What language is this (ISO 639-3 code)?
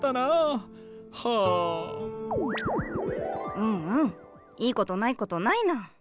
jpn